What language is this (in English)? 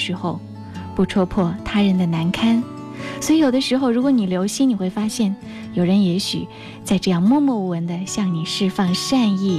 Chinese